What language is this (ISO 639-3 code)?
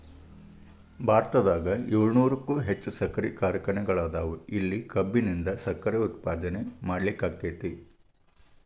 kan